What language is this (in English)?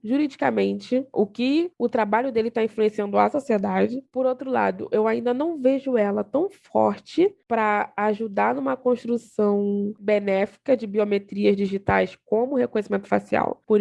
Portuguese